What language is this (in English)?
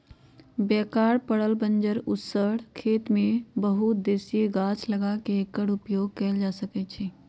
Magahi